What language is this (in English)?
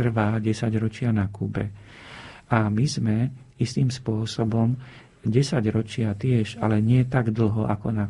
Slovak